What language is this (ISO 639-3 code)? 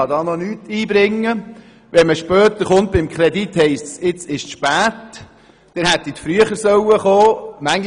gsw